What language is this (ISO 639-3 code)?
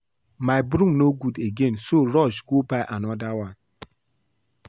pcm